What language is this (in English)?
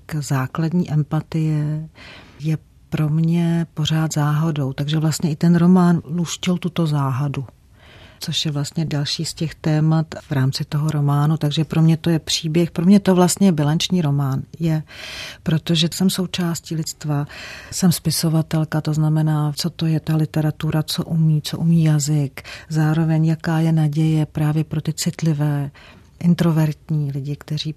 Czech